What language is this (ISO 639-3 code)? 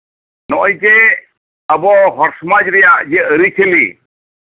sat